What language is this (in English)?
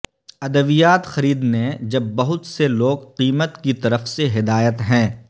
Urdu